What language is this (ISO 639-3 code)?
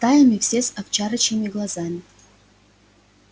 rus